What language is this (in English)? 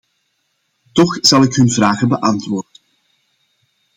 Dutch